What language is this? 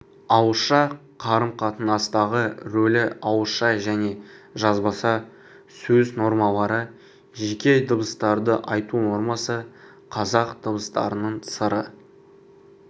Kazakh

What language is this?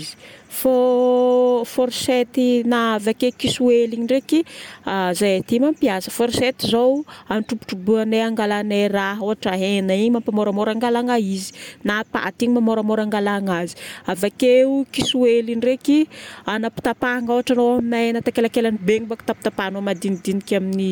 Northern Betsimisaraka Malagasy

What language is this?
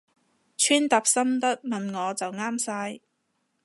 Cantonese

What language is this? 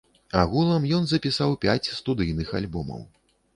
Belarusian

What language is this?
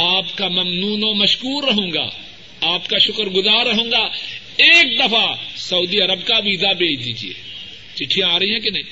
Urdu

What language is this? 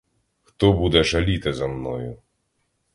Ukrainian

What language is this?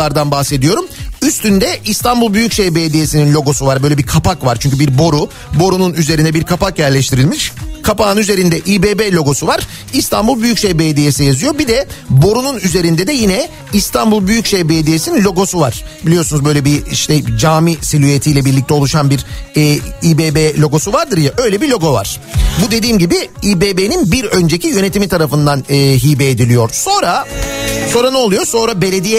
Turkish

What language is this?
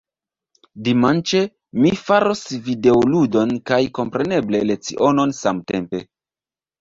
Esperanto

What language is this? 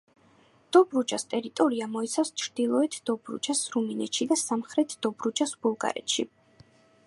Georgian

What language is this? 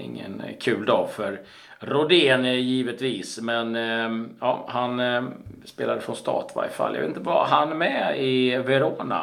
Swedish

